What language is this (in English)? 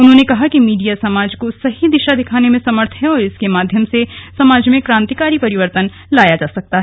Hindi